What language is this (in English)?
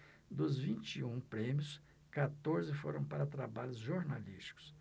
Portuguese